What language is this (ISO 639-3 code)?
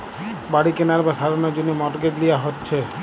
ben